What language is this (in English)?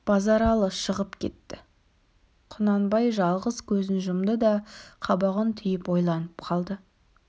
Kazakh